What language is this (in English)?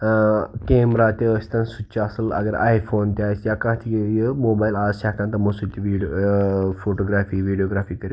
Kashmiri